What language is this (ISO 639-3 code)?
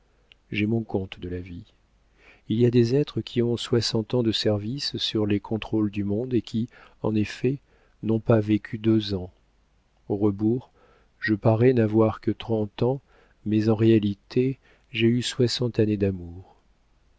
fra